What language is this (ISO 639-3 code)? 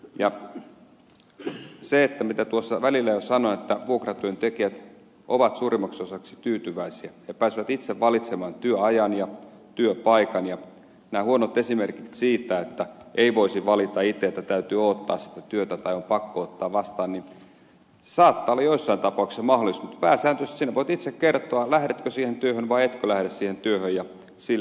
fin